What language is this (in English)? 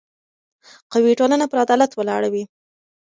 Pashto